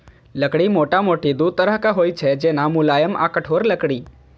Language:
Maithili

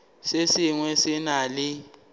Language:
Northern Sotho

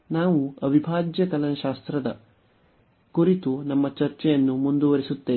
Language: Kannada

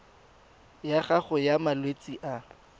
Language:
Tswana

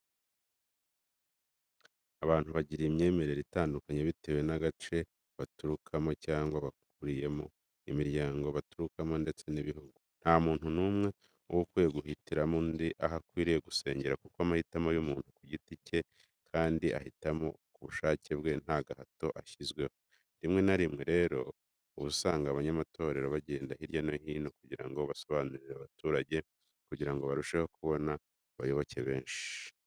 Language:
Kinyarwanda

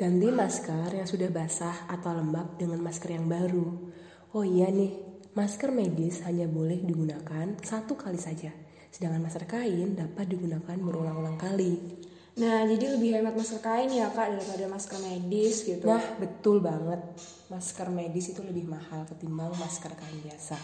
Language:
Indonesian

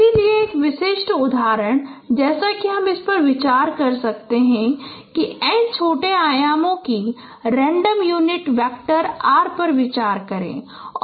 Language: Hindi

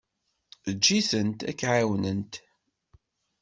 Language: Kabyle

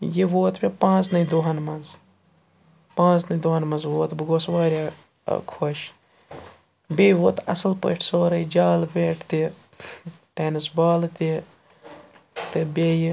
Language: Kashmiri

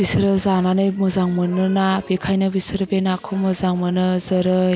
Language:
Bodo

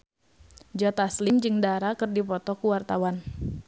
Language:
Sundanese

